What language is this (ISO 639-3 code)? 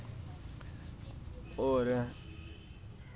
doi